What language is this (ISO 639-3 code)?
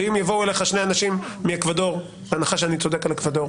heb